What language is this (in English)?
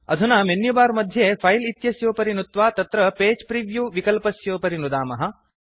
Sanskrit